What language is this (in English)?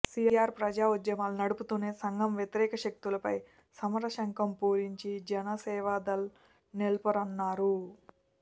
Telugu